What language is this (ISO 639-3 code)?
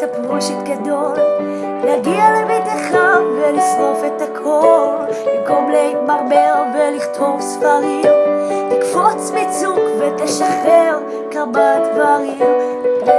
heb